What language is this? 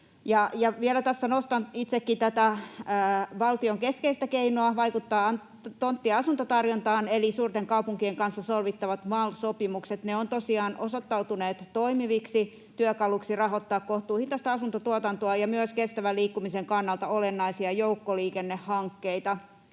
Finnish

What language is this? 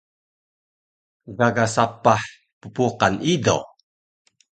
Taroko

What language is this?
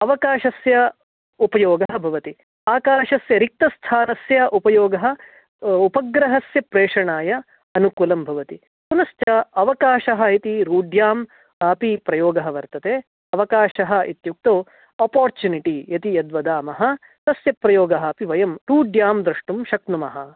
Sanskrit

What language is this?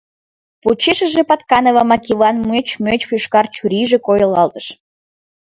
Mari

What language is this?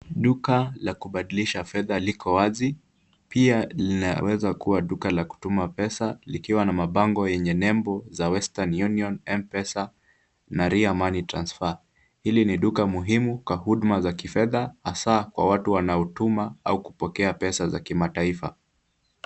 Swahili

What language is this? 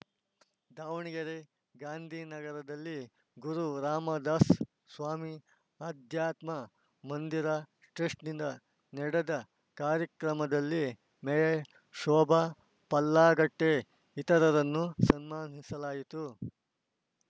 Kannada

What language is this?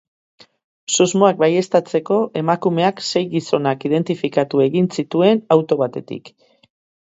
Basque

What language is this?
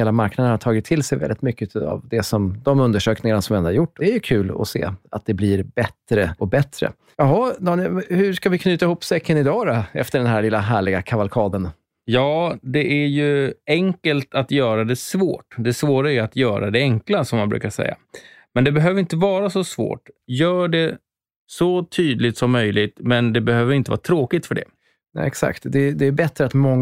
Swedish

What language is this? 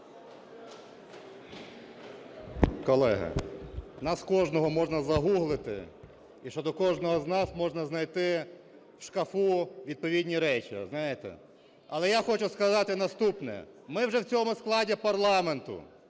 Ukrainian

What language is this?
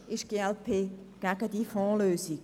Swiss German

